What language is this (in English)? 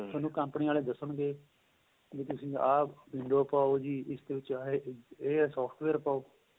Punjabi